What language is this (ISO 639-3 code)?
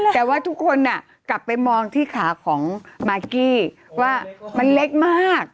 tha